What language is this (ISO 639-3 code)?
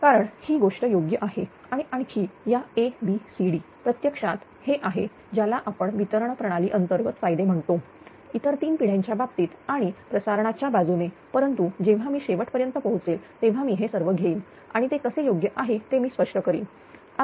mar